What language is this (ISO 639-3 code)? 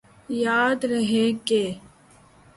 urd